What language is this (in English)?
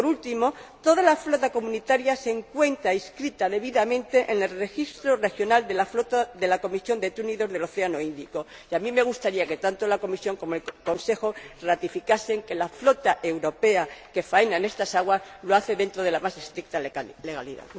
Spanish